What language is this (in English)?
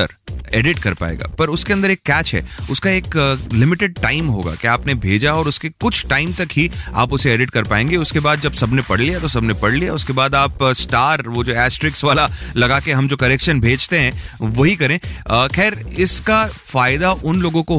Hindi